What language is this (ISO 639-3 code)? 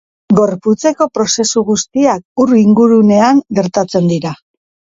eus